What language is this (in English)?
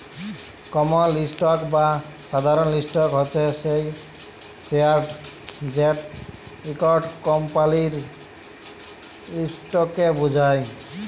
Bangla